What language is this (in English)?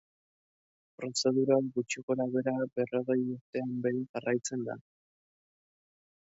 Basque